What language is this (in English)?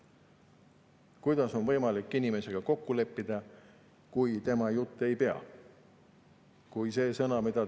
Estonian